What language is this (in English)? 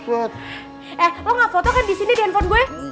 Indonesian